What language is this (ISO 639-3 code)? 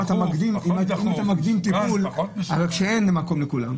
heb